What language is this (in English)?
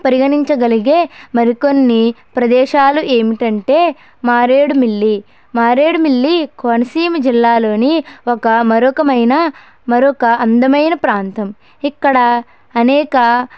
Telugu